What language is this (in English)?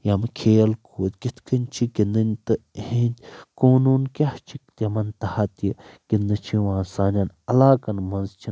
Kashmiri